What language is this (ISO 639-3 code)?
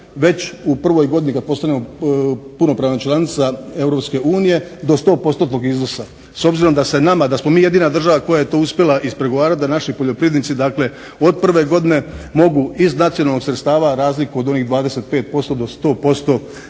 hrv